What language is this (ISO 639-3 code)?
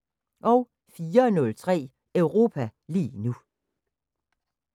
dan